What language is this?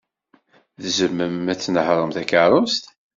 Kabyle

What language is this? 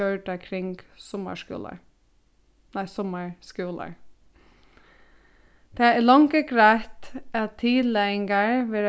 Faroese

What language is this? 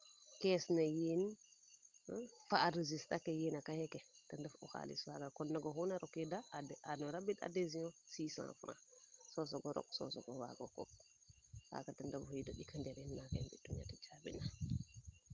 Serer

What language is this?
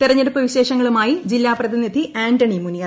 Malayalam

